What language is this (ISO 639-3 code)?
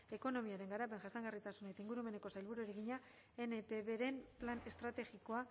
eus